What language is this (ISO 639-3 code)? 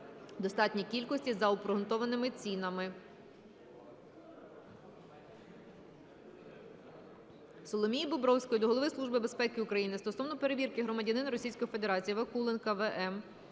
ukr